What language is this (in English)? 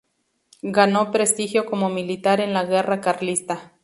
Spanish